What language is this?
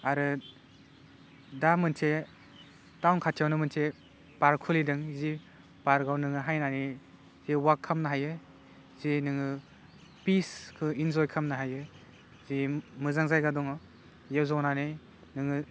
Bodo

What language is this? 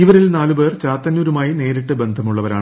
Malayalam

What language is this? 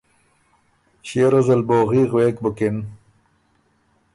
Ormuri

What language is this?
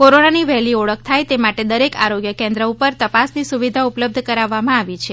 Gujarati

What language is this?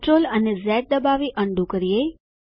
Gujarati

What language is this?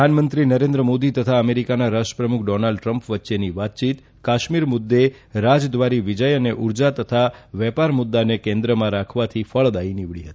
Gujarati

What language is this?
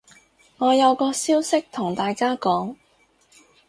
Cantonese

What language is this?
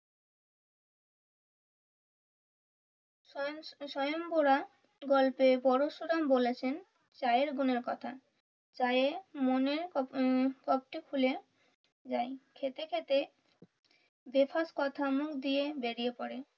Bangla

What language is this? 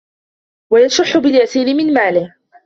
Arabic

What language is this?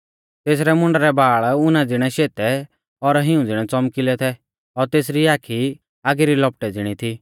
Mahasu Pahari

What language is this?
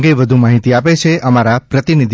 Gujarati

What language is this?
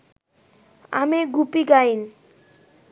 Bangla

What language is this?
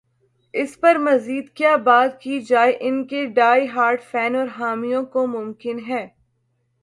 Urdu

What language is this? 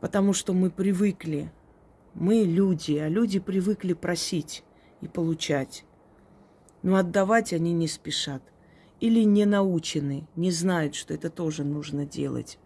Russian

